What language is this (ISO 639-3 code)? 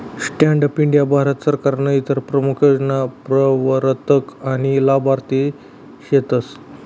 mar